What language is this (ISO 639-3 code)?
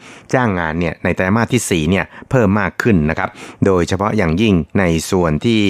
tha